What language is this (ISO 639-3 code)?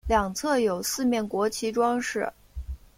zho